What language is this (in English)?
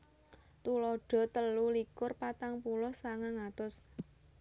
Javanese